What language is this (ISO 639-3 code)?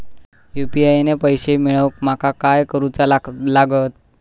mar